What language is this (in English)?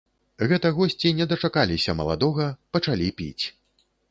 Belarusian